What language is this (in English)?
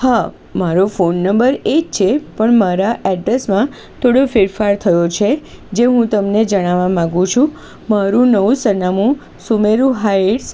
Gujarati